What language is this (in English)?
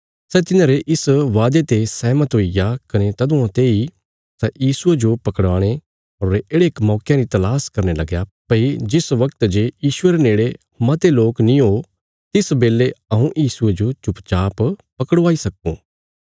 Bilaspuri